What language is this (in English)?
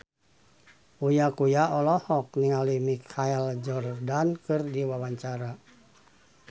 Sundanese